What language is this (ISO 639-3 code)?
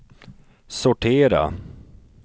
swe